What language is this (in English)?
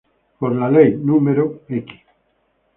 Spanish